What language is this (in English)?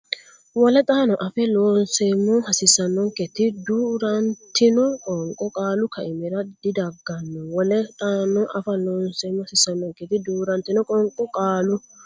Sidamo